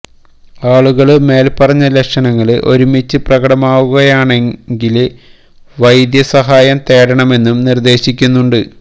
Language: Malayalam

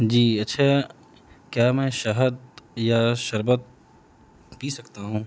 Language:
Urdu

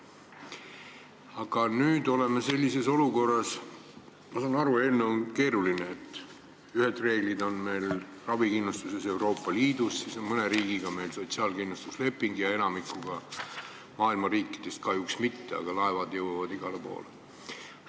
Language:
Estonian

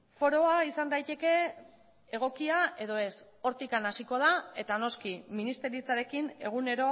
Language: Basque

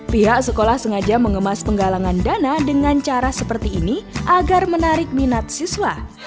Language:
Indonesian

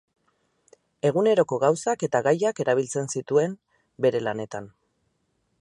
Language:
Basque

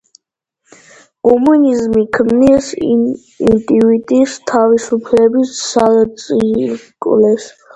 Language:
Georgian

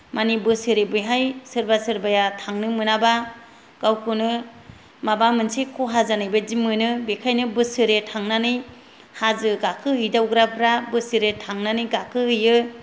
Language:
Bodo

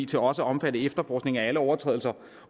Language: Danish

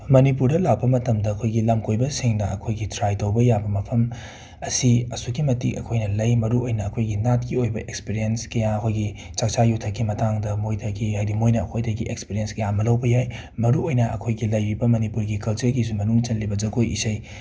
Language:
Manipuri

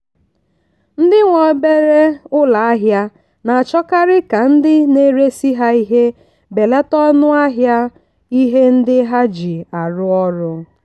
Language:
Igbo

